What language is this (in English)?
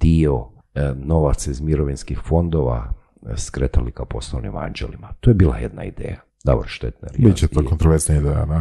Croatian